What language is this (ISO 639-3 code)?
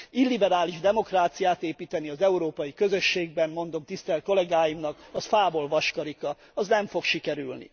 hun